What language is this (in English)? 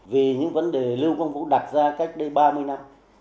Vietnamese